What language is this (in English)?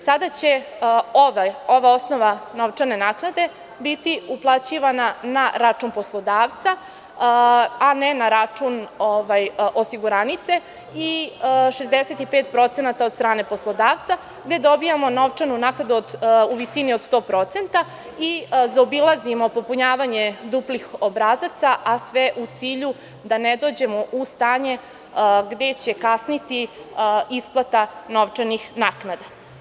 Serbian